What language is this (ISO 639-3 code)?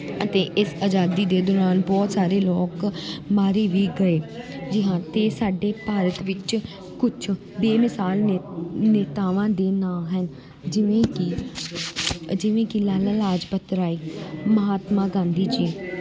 pan